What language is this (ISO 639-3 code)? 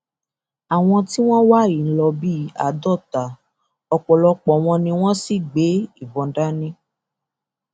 yor